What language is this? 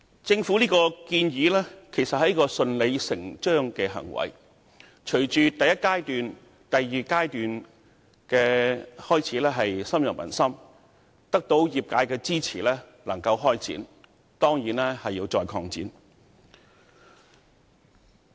Cantonese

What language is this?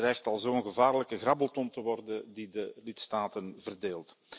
Dutch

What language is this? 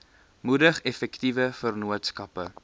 Afrikaans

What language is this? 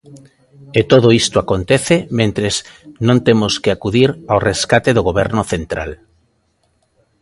Galician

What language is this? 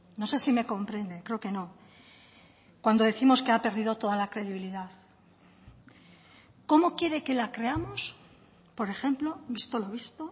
Spanish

